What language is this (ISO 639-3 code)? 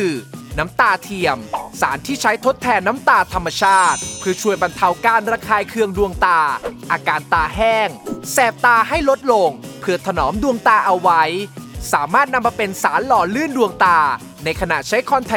tha